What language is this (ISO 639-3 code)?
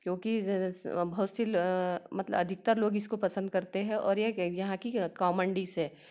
hin